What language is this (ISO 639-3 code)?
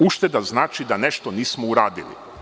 srp